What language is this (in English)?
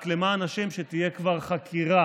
Hebrew